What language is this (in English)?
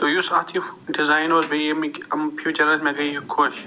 Kashmiri